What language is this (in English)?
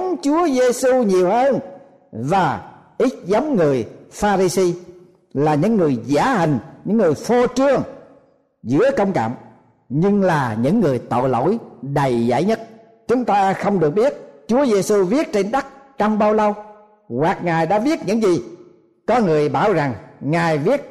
Vietnamese